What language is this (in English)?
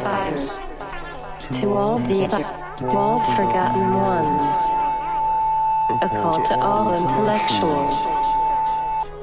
English